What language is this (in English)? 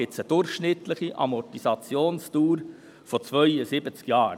Swiss German